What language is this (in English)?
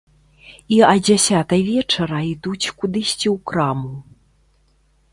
Belarusian